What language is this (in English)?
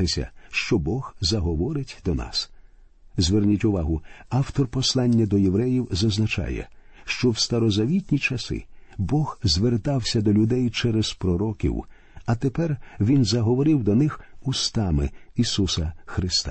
Ukrainian